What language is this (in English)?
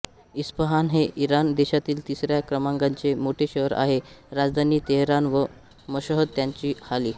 Marathi